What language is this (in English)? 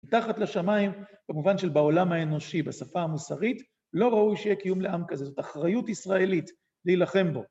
Hebrew